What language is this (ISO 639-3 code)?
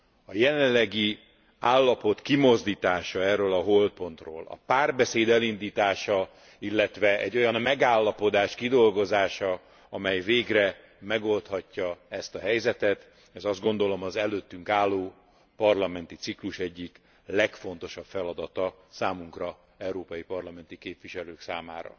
hun